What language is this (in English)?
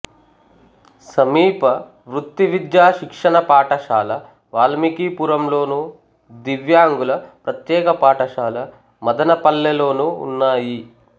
Telugu